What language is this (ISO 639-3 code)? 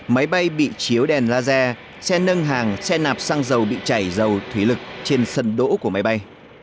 vie